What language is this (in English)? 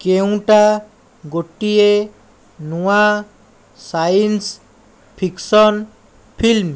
Odia